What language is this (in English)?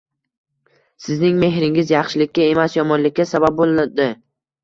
Uzbek